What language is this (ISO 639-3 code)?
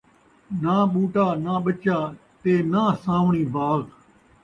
skr